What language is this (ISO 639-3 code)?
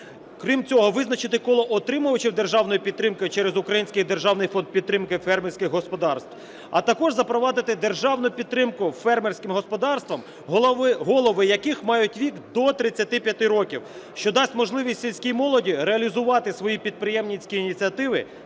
ukr